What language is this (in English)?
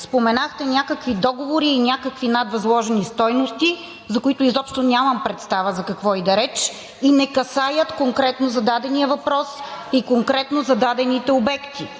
Bulgarian